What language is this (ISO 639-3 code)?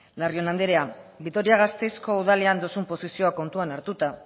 eus